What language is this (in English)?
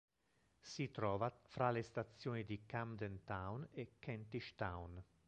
Italian